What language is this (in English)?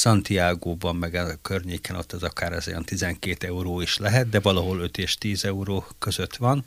Hungarian